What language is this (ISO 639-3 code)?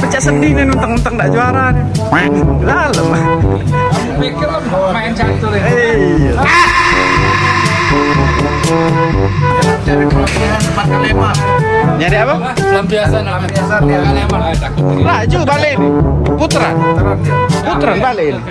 ind